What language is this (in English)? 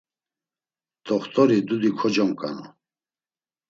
Laz